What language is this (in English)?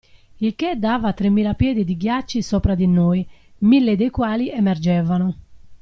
Italian